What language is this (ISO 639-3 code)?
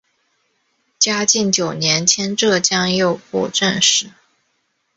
zho